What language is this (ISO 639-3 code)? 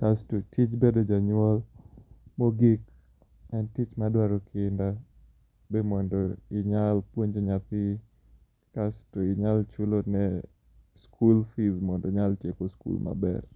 luo